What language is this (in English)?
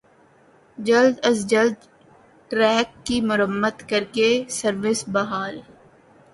Urdu